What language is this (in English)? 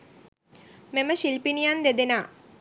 Sinhala